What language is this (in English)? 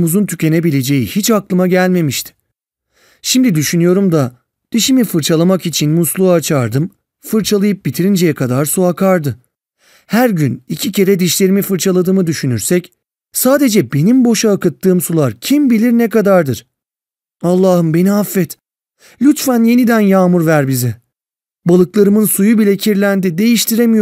Turkish